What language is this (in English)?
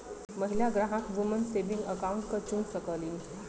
Bhojpuri